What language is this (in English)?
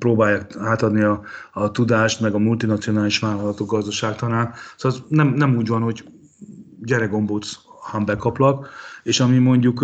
Hungarian